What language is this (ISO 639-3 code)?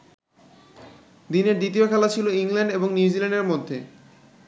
ben